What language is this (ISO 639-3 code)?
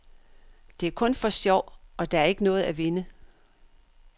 dan